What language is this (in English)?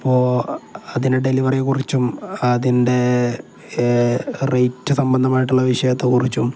Malayalam